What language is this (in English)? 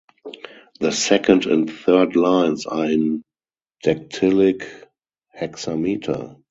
English